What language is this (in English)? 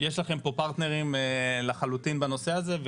Hebrew